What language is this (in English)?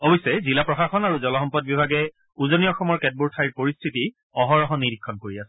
Assamese